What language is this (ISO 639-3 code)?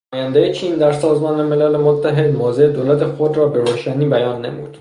fas